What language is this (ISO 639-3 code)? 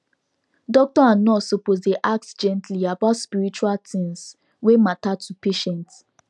pcm